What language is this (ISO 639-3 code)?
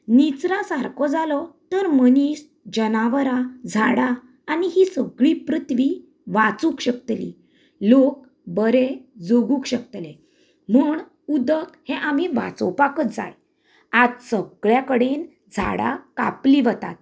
kok